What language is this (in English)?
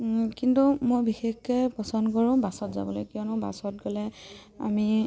Assamese